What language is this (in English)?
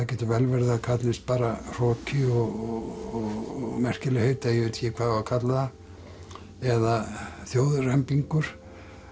Icelandic